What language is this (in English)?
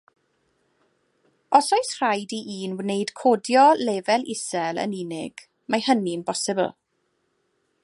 Welsh